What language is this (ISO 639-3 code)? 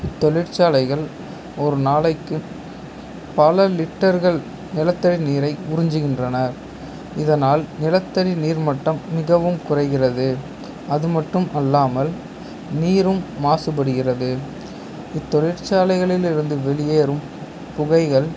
tam